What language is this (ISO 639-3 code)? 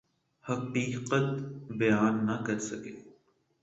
urd